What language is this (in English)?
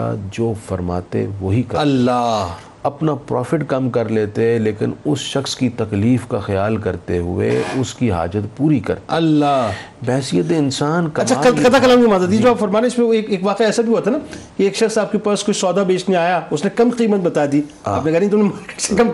Urdu